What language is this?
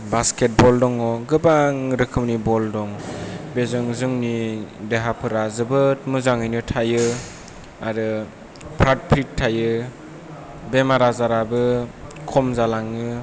Bodo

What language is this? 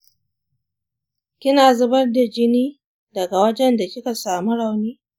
Hausa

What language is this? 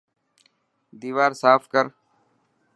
Dhatki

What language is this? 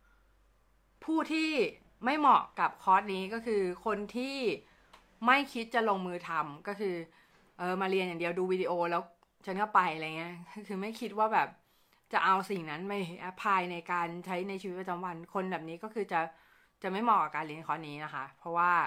Thai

